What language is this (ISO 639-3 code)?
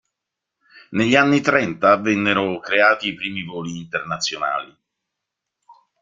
ita